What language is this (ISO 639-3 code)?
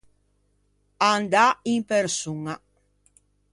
lij